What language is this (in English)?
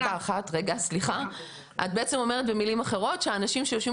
Hebrew